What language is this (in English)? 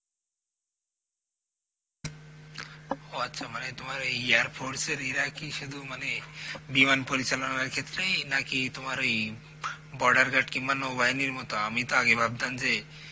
Bangla